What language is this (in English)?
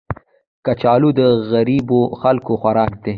Pashto